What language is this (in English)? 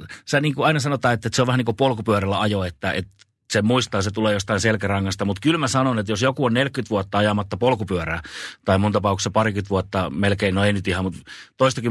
Finnish